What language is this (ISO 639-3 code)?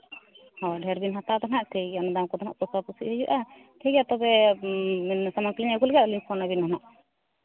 sat